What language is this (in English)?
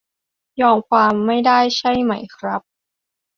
Thai